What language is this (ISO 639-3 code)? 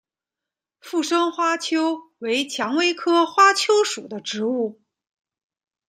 zho